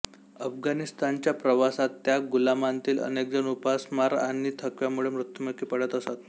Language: Marathi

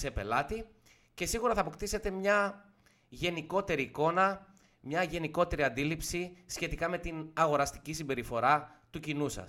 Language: Greek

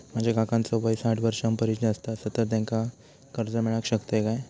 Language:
Marathi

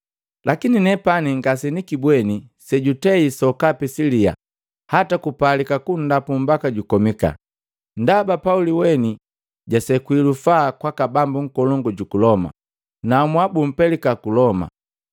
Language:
Matengo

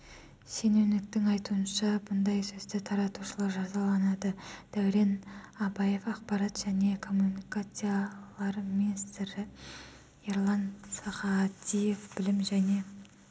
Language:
Kazakh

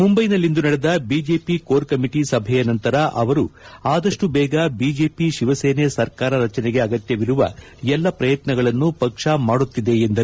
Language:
Kannada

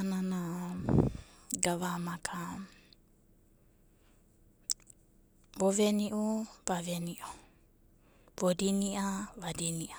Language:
Abadi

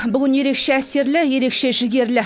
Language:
Kazakh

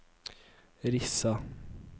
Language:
Norwegian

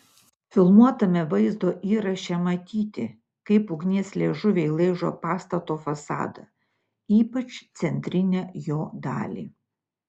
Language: Lithuanian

